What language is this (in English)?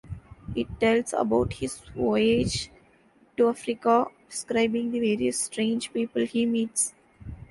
English